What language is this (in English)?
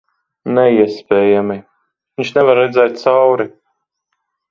Latvian